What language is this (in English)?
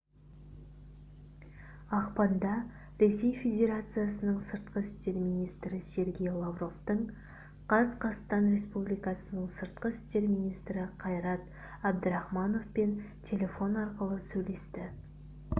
Kazakh